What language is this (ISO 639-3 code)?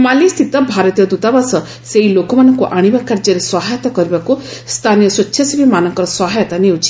ori